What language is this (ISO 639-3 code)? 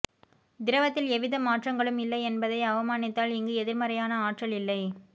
tam